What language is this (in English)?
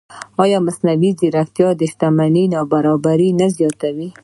Pashto